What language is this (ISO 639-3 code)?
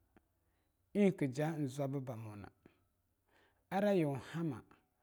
lnu